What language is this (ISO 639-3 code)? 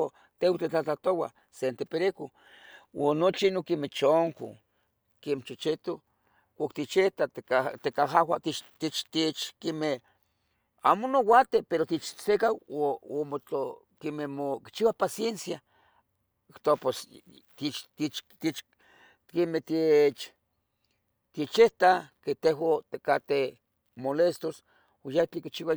nhg